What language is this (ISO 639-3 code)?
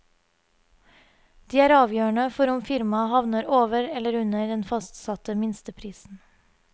nor